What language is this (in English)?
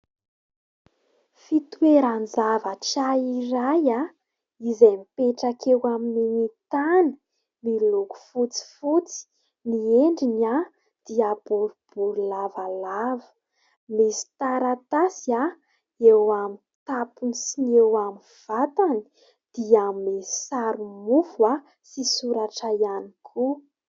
Malagasy